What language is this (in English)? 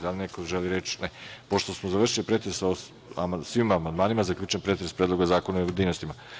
Serbian